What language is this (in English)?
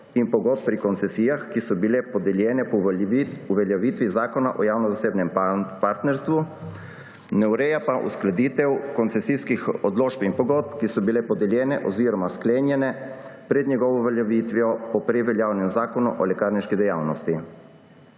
Slovenian